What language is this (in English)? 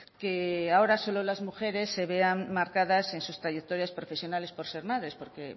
Spanish